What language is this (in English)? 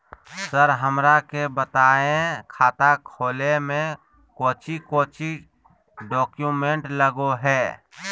Magahi